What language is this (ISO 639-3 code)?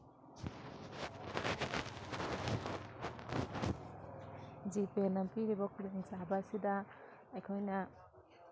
mni